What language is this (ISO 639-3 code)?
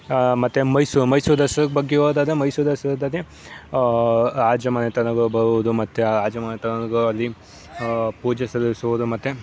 kan